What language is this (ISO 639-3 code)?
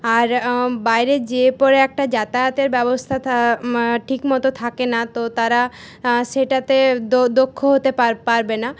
ben